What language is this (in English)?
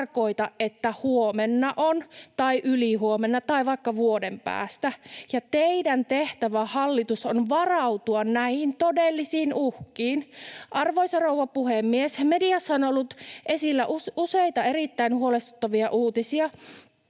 Finnish